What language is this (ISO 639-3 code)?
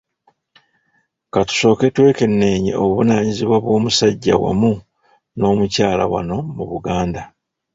lug